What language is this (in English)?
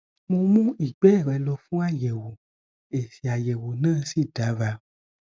Yoruba